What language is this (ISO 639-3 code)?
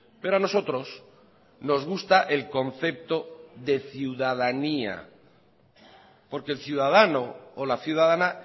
spa